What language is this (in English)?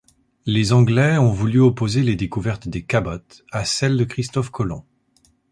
French